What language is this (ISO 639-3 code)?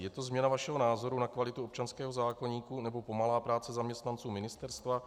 ces